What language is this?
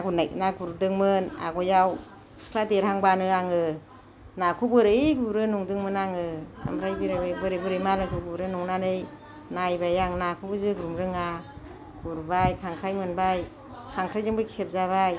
Bodo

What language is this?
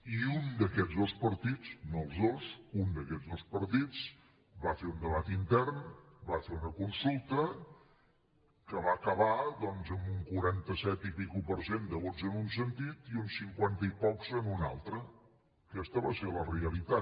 Catalan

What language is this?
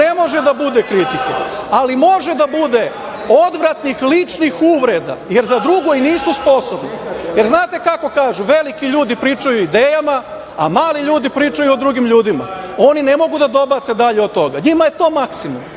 Serbian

